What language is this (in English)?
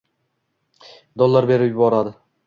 Uzbek